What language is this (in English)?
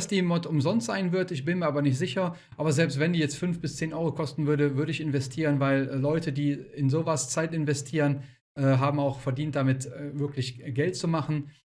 German